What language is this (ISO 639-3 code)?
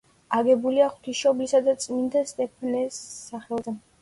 kat